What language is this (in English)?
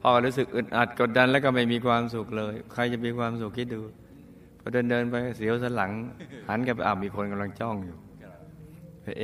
Thai